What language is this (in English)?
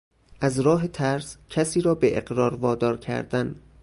Persian